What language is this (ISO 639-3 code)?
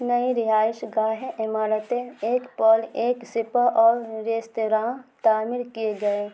urd